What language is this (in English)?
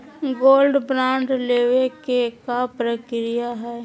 Magahi